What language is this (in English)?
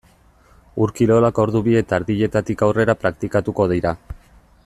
Basque